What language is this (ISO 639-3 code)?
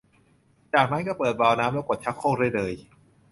tha